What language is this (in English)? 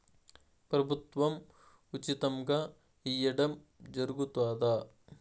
Telugu